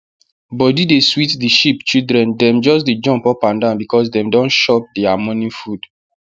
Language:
Nigerian Pidgin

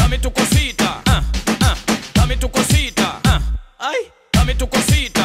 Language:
Thai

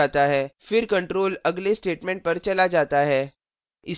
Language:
Hindi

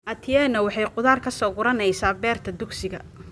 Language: Somali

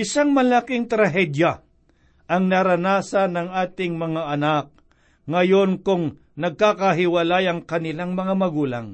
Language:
Filipino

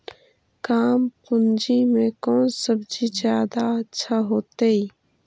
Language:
Magahi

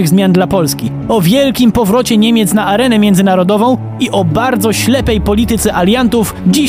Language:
Polish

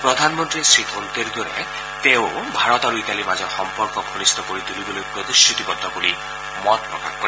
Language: Assamese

